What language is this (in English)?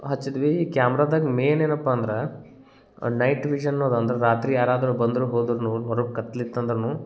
Kannada